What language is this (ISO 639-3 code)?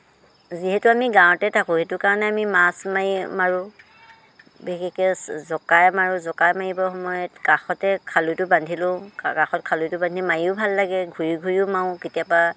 asm